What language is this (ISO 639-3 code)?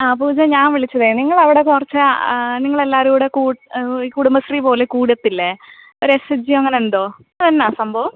mal